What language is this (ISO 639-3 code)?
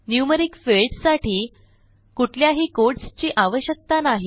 mar